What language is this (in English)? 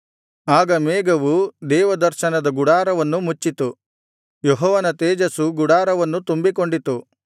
Kannada